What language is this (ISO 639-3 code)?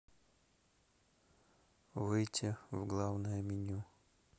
rus